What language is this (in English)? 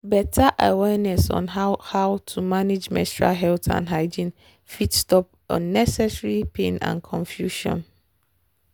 Nigerian Pidgin